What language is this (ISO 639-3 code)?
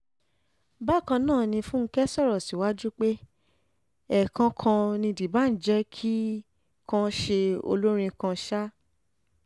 yor